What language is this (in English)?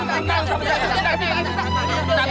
Indonesian